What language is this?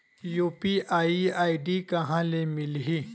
Chhattisgarhi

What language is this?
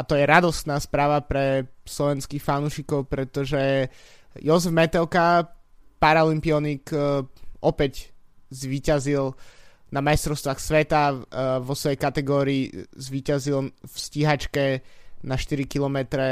Slovak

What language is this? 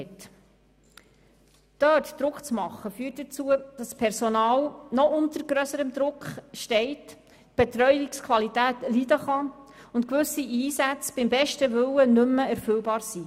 Swiss German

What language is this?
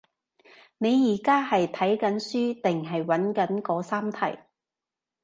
Cantonese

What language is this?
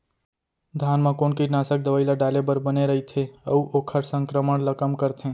Chhattisgarhi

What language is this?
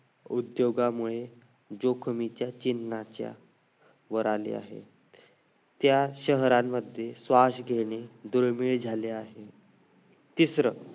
Marathi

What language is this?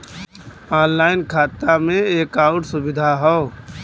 Bhojpuri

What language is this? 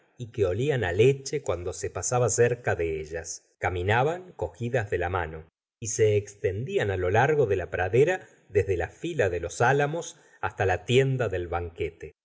Spanish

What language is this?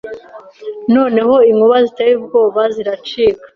Kinyarwanda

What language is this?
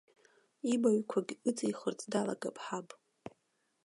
Abkhazian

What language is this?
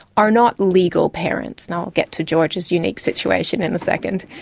English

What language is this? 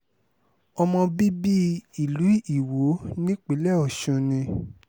Yoruba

